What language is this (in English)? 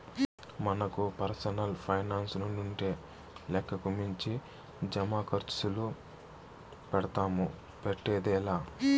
Telugu